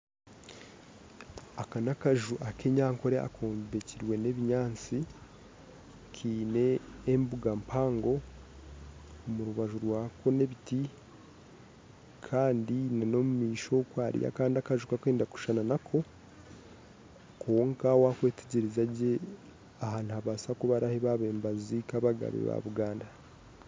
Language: Nyankole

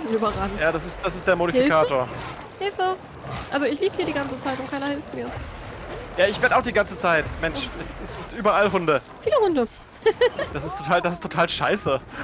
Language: German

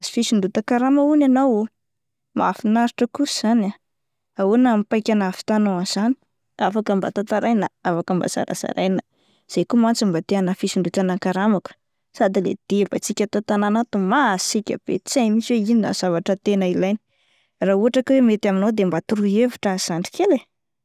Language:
Malagasy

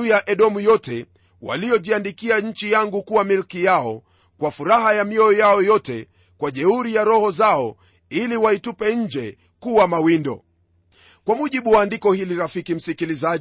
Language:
Swahili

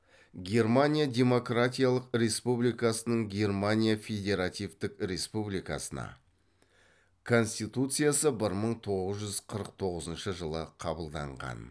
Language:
Kazakh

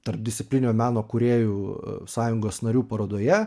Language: Lithuanian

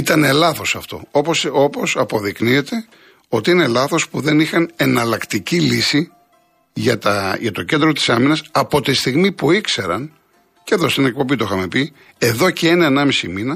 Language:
Greek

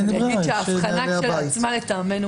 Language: Hebrew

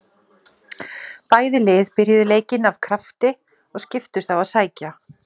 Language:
Icelandic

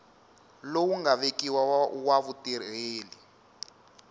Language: Tsonga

